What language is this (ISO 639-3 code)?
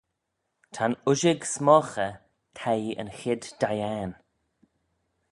glv